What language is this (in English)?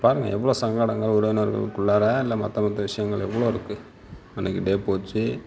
Tamil